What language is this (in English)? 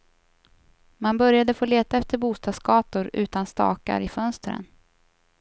Swedish